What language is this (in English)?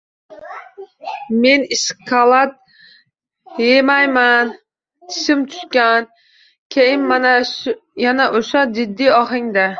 Uzbek